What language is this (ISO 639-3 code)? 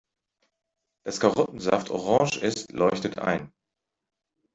deu